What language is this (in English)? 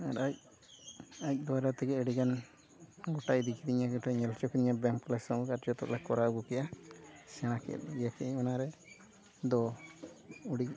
Santali